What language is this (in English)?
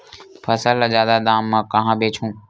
Chhattisgarhi